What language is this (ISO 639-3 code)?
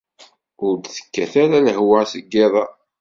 kab